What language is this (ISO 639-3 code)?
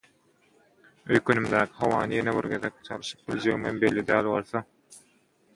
tuk